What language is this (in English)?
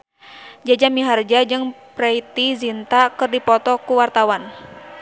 Sundanese